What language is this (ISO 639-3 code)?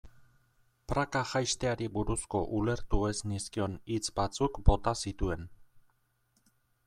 eus